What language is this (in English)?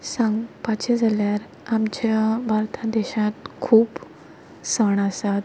Konkani